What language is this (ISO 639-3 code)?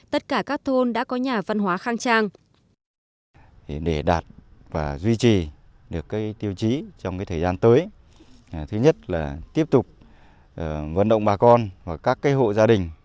vie